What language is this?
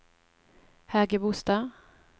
Norwegian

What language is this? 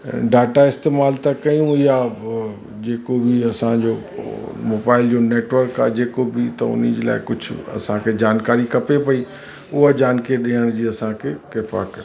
Sindhi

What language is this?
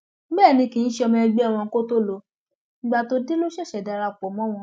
Yoruba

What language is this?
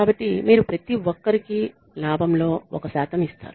Telugu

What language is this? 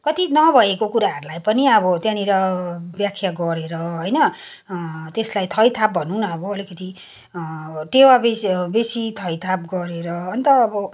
Nepali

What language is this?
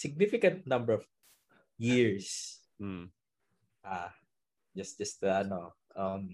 Filipino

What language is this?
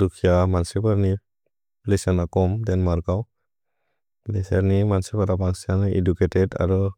Bodo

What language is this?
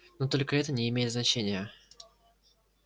Russian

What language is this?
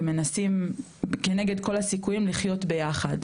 Hebrew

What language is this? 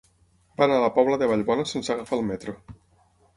Catalan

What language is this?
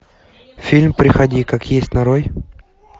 Russian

